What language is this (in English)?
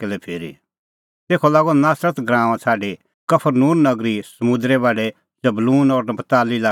Kullu Pahari